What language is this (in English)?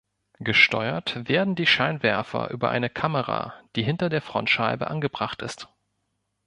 German